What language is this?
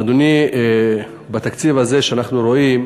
Hebrew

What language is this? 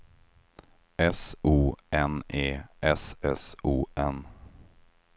Swedish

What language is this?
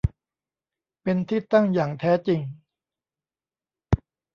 Thai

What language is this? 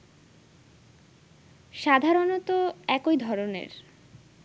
Bangla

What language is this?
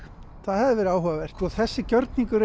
Icelandic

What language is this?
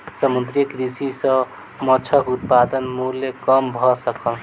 Maithili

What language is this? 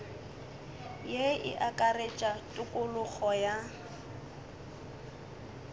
Northern Sotho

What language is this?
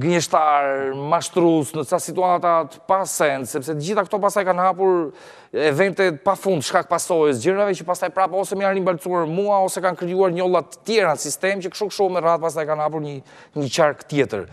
Romanian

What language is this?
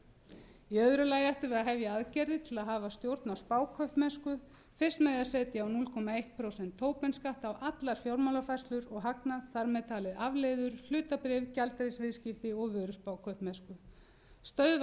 Icelandic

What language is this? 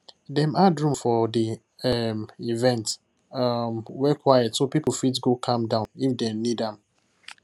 Nigerian Pidgin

